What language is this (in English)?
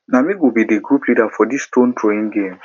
Nigerian Pidgin